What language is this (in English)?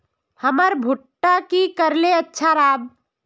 Magahi